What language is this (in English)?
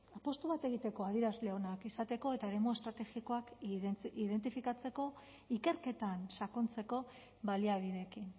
Basque